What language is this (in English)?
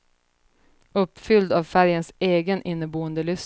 Swedish